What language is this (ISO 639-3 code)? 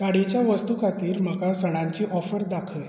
kok